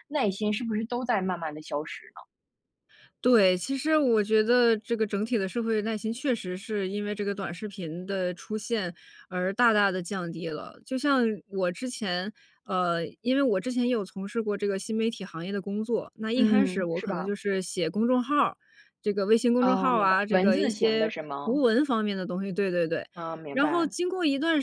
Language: Chinese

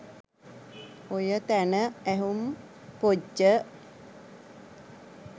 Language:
Sinhala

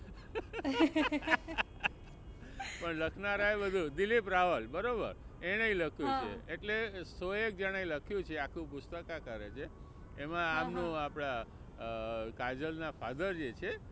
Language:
Gujarati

